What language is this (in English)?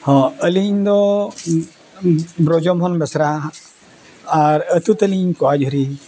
Santali